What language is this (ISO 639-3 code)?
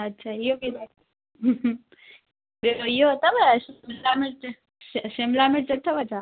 snd